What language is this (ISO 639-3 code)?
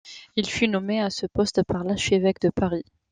fra